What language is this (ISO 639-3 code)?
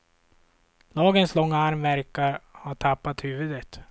swe